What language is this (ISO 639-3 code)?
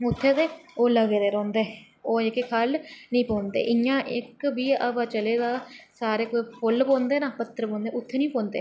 doi